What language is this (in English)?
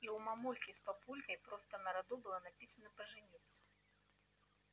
Russian